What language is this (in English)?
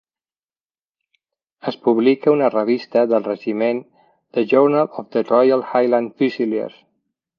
Catalan